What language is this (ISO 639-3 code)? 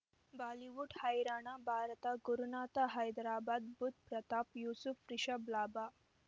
kan